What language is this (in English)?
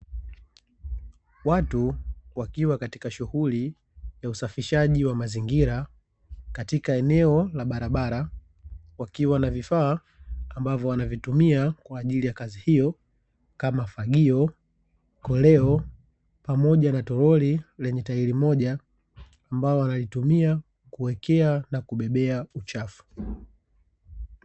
Swahili